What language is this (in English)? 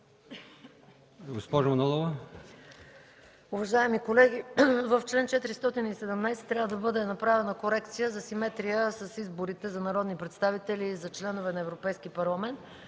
Bulgarian